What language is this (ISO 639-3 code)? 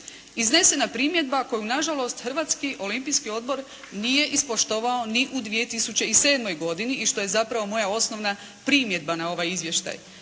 hrv